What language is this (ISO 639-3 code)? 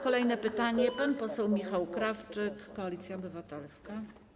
pol